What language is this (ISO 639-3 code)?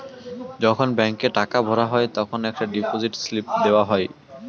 ben